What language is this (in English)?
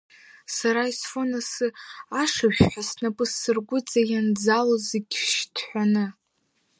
Abkhazian